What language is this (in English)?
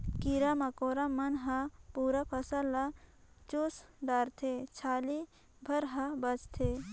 Chhattisgarhi